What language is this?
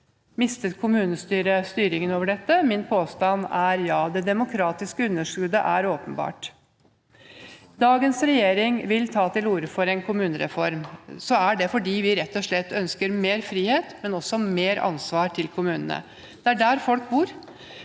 Norwegian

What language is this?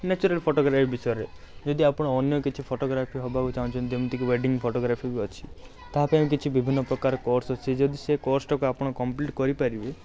Odia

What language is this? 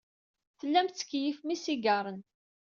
Kabyle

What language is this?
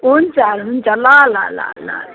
Nepali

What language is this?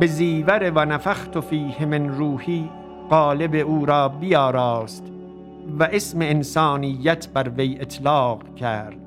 Persian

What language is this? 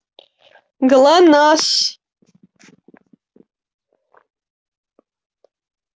Russian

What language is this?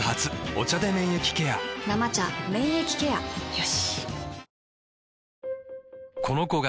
Japanese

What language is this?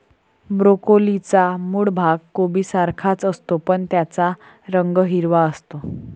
Marathi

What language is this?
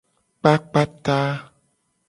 Gen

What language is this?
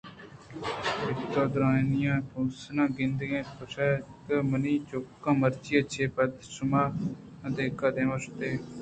Eastern Balochi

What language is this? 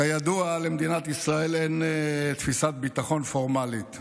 Hebrew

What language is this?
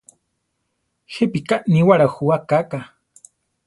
Central Tarahumara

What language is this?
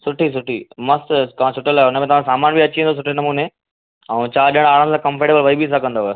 Sindhi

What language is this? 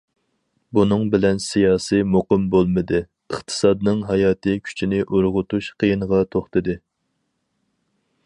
Uyghur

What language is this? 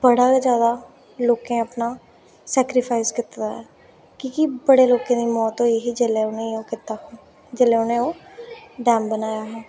Dogri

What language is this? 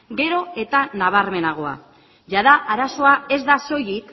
Basque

